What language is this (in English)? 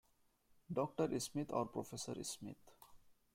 English